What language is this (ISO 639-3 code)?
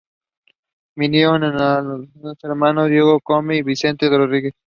spa